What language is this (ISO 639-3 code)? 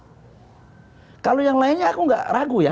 ind